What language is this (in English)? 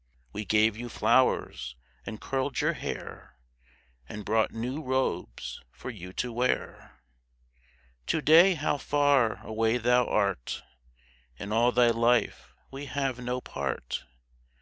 English